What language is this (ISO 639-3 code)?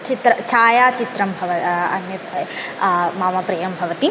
san